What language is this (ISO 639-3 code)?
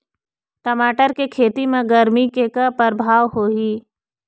hne